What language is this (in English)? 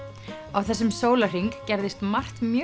Icelandic